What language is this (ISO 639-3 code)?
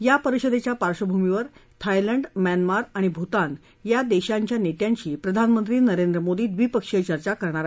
mar